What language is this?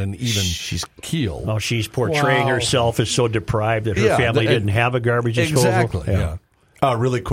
English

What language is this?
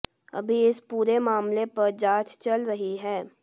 Hindi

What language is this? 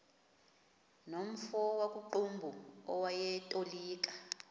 Xhosa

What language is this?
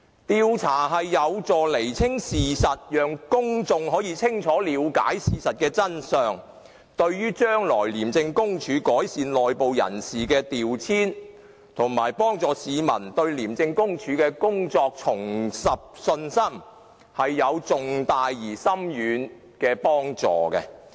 Cantonese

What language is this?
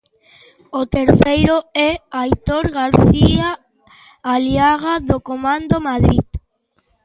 Galician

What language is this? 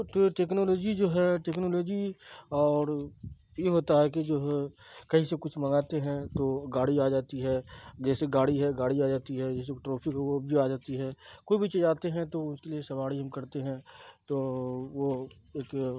Urdu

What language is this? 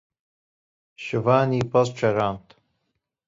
Kurdish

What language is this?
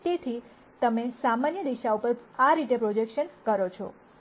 Gujarati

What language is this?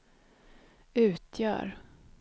Swedish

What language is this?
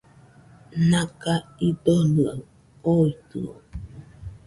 Nüpode Huitoto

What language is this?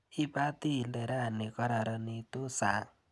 Kalenjin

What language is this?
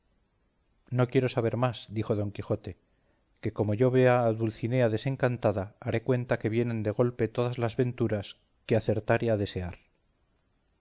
Spanish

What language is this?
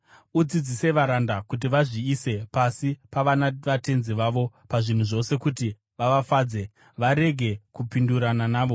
Shona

